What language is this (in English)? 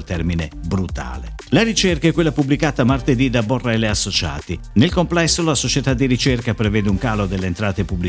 Italian